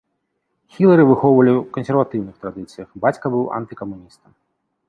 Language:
Belarusian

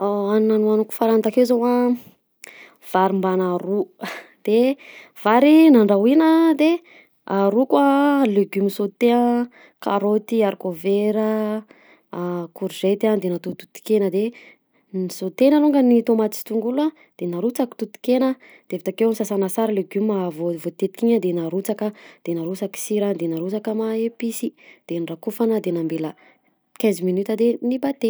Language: Southern Betsimisaraka Malagasy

